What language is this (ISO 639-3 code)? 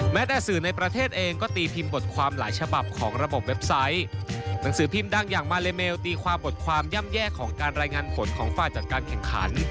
tha